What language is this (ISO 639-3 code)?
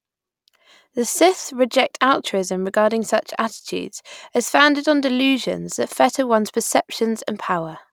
eng